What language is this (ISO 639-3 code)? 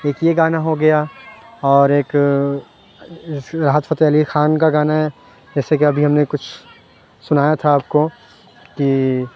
urd